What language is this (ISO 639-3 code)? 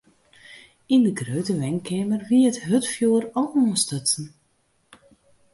fry